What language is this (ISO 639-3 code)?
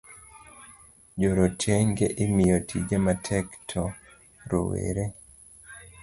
luo